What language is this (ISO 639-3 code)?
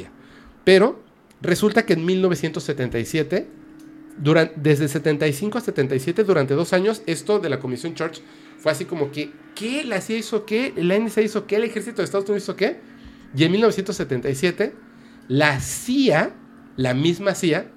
spa